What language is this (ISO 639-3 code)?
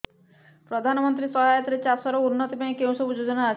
ori